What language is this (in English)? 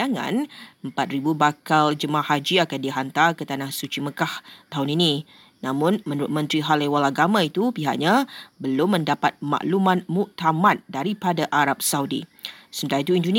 Malay